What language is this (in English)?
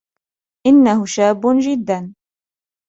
Arabic